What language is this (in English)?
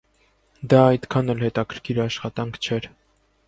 Armenian